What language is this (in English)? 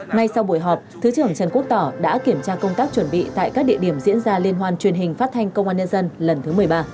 Vietnamese